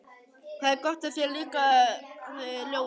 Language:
Icelandic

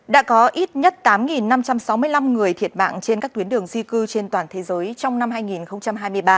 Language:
Vietnamese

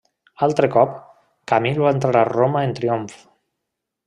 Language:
Catalan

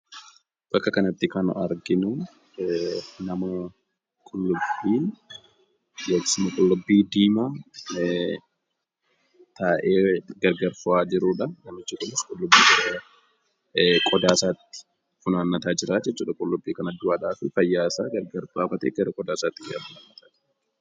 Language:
Oromo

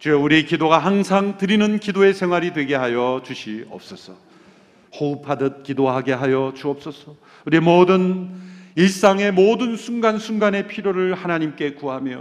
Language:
Korean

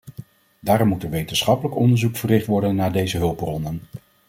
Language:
Dutch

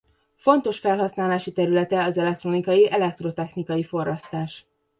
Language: Hungarian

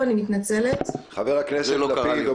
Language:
Hebrew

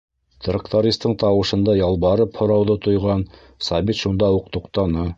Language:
Bashkir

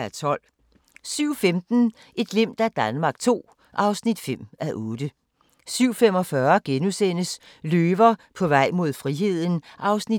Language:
Danish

